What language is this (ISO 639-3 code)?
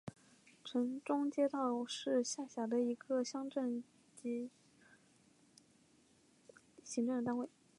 zho